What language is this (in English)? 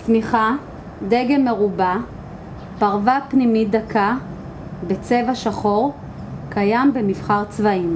Hebrew